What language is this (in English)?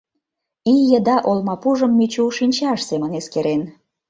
Mari